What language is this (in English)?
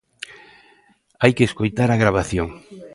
Galician